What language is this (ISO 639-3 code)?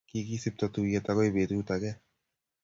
kln